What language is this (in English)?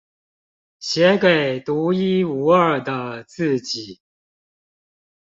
Chinese